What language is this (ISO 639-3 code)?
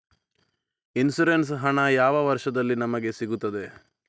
kan